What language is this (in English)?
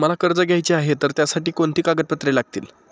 Marathi